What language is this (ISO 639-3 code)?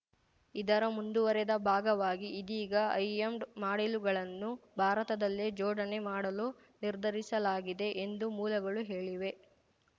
kan